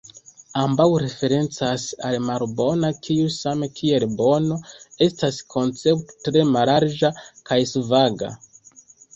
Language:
Esperanto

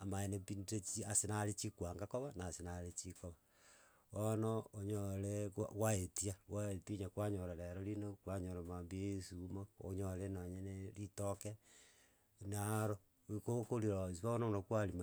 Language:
Gusii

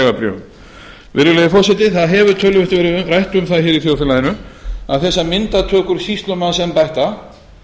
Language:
Icelandic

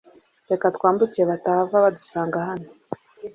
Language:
Kinyarwanda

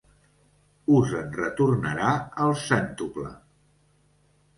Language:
Catalan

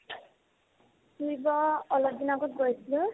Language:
Assamese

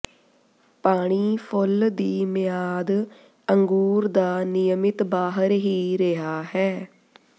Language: Punjabi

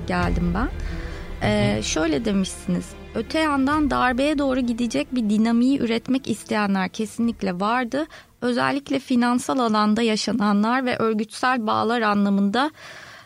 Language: Turkish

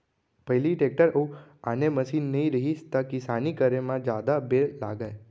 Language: Chhattisgarhi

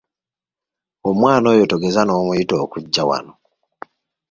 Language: Ganda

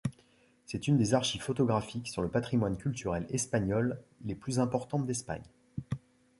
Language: French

